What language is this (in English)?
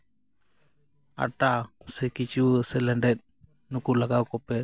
Santali